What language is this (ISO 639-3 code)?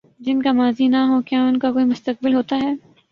urd